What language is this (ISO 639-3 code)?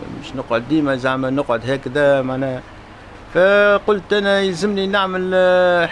ara